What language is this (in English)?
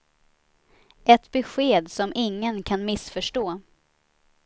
Swedish